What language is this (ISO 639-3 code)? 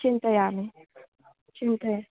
san